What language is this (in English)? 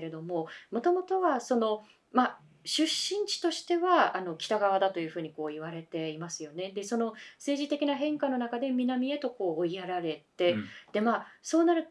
Japanese